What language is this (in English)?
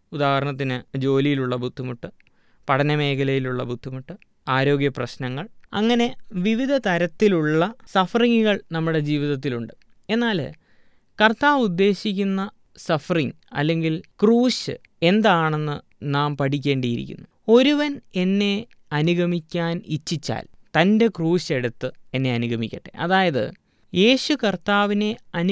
Malayalam